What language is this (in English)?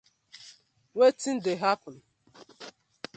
Nigerian Pidgin